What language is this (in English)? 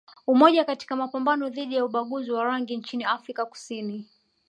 Swahili